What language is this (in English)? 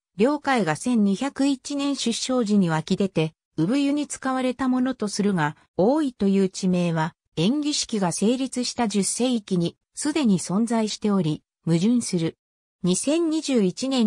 Japanese